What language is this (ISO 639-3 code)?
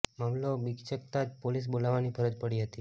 guj